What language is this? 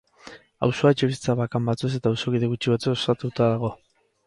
Basque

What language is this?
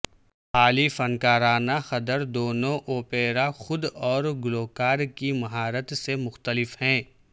Urdu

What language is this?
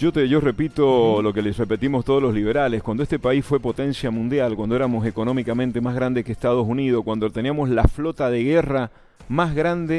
Spanish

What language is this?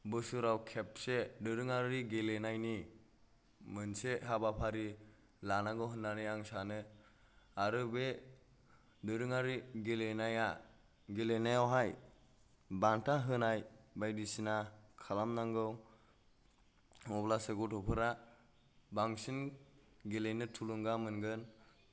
Bodo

